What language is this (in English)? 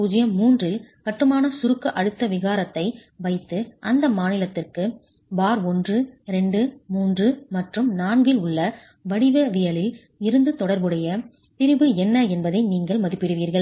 Tamil